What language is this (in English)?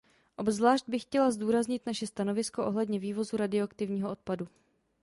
Czech